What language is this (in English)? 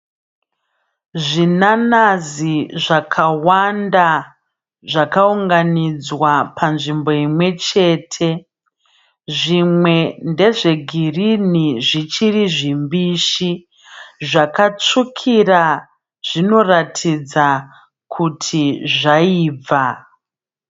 Shona